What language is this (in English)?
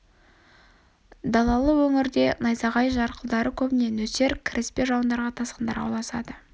Kazakh